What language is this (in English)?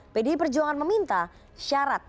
Indonesian